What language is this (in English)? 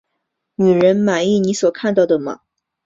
Chinese